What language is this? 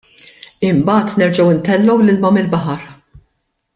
Maltese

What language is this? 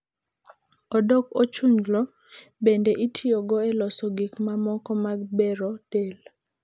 Luo (Kenya and Tanzania)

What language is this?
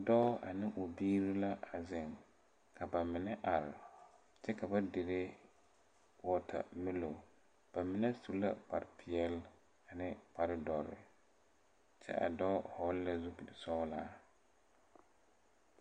Southern Dagaare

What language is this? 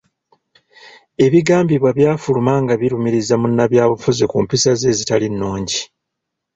Ganda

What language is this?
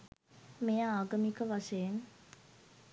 Sinhala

